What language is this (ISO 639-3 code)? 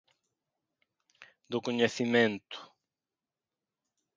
glg